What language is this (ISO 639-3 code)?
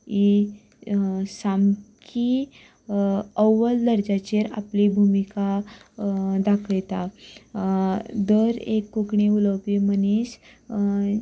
kok